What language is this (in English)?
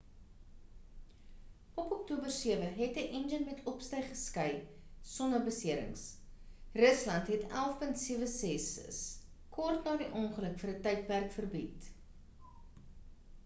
Afrikaans